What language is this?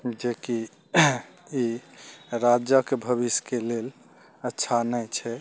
Maithili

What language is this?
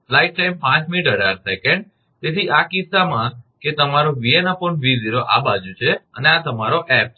Gujarati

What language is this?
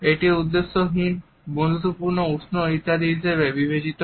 Bangla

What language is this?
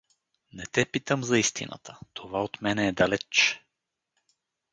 Bulgarian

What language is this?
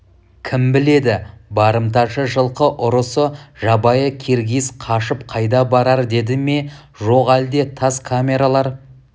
Kazakh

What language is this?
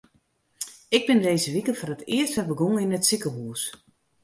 Western Frisian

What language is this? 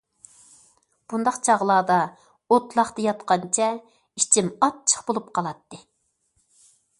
Uyghur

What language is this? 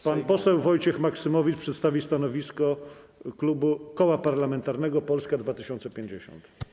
Polish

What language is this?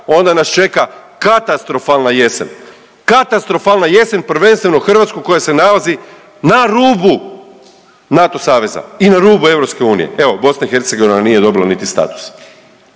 Croatian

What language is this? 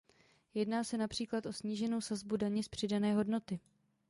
Czech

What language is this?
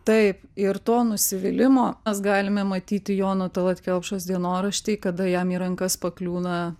Lithuanian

